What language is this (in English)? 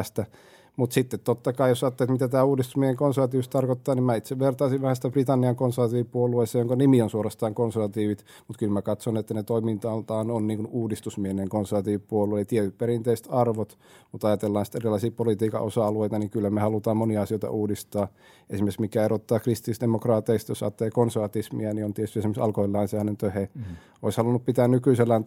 Finnish